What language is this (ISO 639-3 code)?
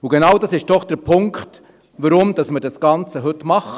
gsw